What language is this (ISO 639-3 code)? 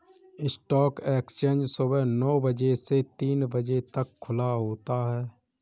hin